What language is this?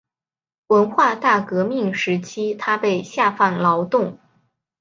Chinese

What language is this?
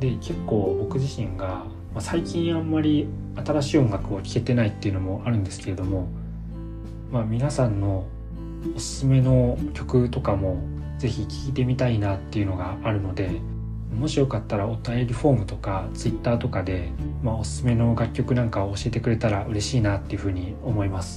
Japanese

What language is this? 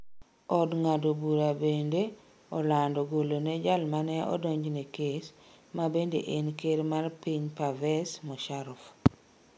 Luo (Kenya and Tanzania)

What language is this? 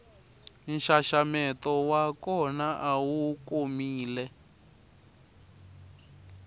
Tsonga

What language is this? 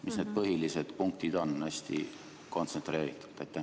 Estonian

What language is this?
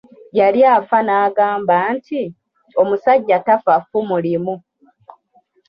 Ganda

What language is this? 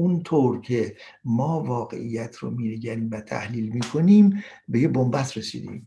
Persian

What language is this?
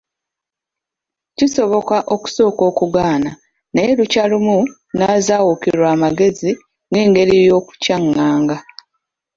Ganda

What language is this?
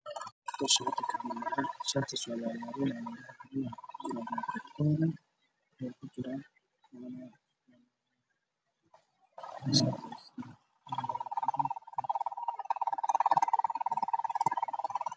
Somali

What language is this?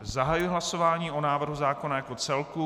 Czech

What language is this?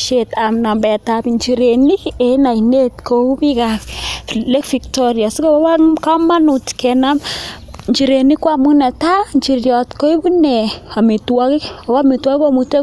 Kalenjin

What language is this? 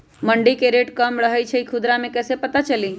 Magahi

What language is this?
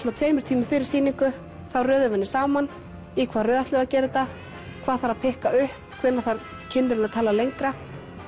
Icelandic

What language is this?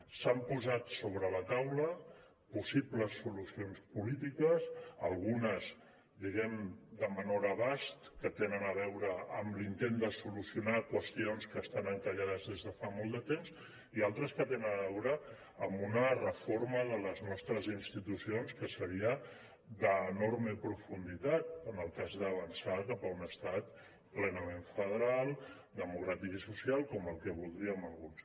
Catalan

